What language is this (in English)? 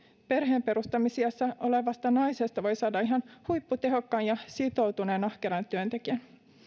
Finnish